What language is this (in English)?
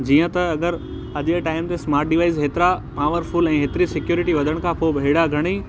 Sindhi